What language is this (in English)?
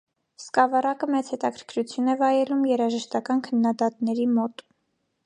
Armenian